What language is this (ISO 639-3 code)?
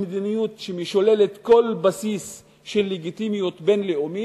heb